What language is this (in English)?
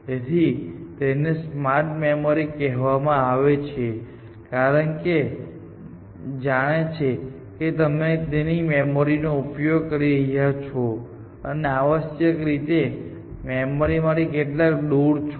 Gujarati